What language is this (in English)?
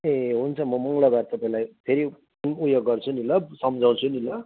Nepali